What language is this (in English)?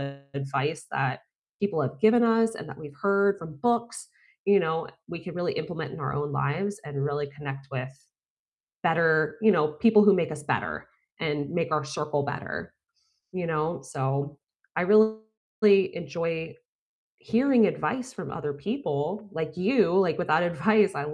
English